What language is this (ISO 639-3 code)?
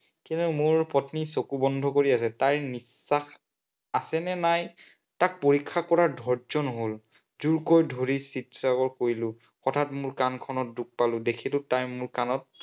asm